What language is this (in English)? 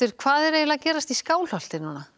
Icelandic